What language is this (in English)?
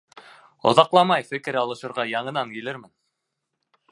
Bashkir